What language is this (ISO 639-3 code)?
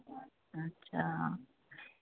pan